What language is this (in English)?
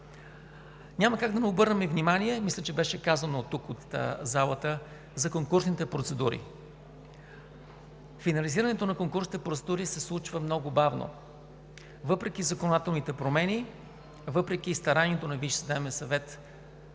Bulgarian